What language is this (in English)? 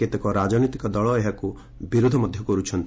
Odia